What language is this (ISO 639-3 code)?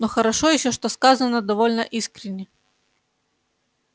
rus